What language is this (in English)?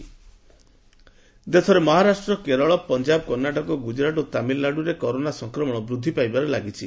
Odia